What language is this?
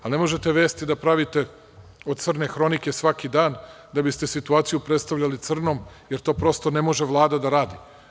Serbian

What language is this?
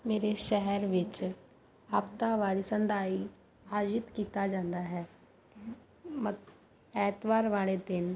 Punjabi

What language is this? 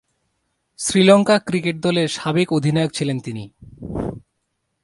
Bangla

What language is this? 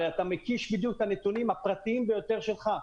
Hebrew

